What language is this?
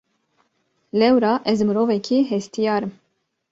Kurdish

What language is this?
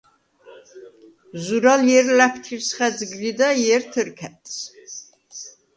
Svan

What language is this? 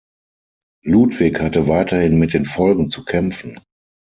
German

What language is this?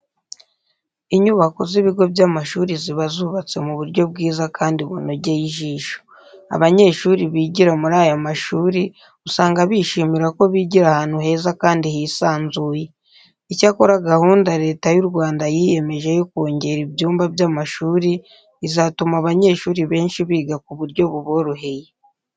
Kinyarwanda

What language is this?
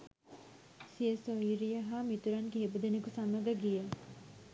Sinhala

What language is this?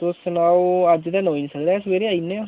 Dogri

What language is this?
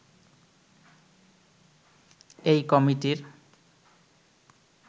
Bangla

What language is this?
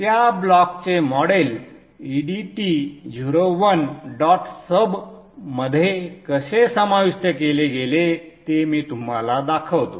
Marathi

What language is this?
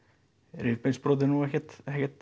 Icelandic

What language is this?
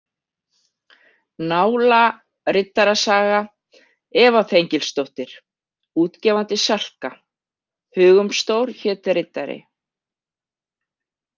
Icelandic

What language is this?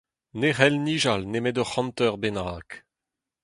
Breton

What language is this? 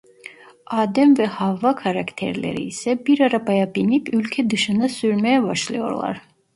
Turkish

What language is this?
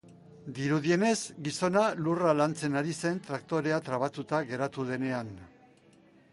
Basque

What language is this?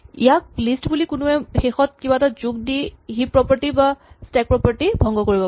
Assamese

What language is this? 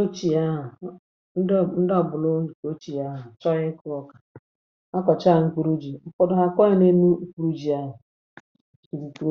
Igbo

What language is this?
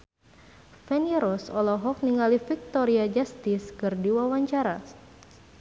Sundanese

